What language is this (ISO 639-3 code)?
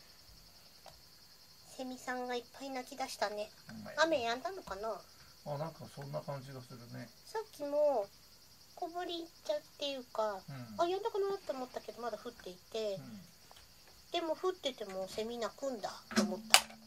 jpn